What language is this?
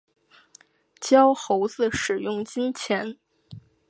Chinese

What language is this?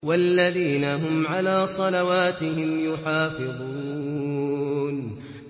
Arabic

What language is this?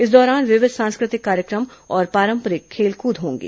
Hindi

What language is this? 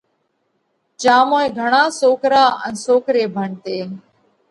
Parkari Koli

